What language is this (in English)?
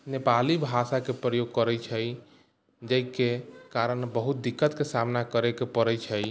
Maithili